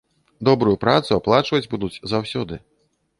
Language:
Belarusian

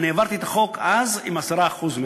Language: Hebrew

